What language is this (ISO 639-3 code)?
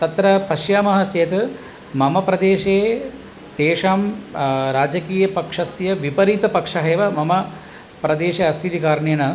san